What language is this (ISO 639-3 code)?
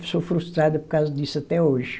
por